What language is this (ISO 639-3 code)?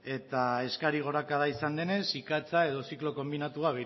eus